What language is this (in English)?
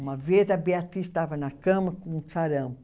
Portuguese